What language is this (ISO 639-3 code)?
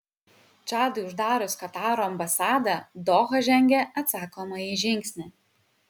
lit